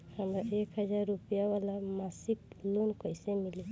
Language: Bhojpuri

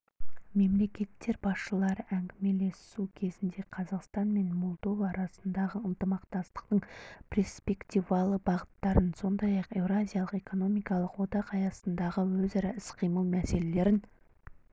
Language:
Kazakh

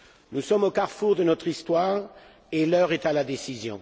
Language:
French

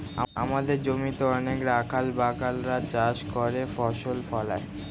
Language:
Bangla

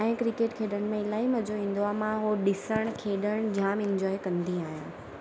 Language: Sindhi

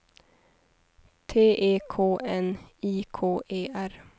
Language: Swedish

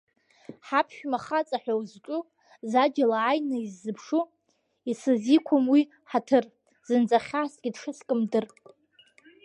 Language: Abkhazian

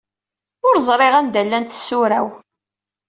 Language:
Kabyle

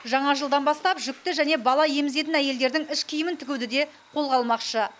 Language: Kazakh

